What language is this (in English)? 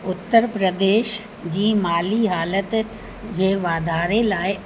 Sindhi